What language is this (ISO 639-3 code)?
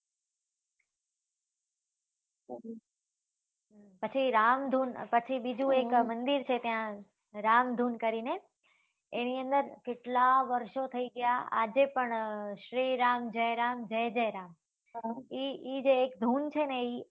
guj